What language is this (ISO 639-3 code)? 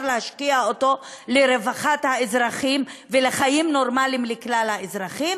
heb